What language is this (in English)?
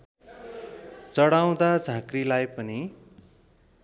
Nepali